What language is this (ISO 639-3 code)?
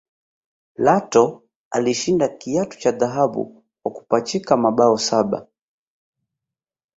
swa